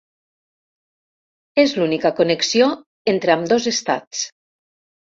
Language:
Catalan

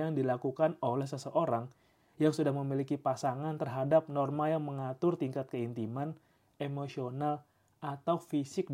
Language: Indonesian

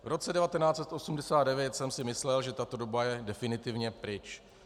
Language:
Czech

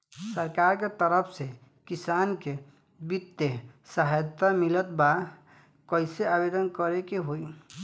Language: Bhojpuri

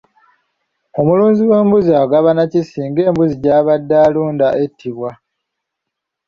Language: Ganda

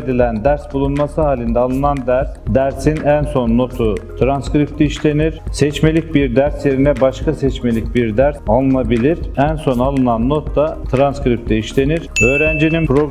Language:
Turkish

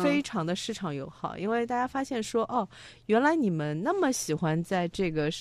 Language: Chinese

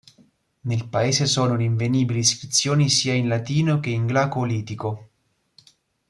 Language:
Italian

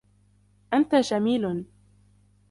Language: Arabic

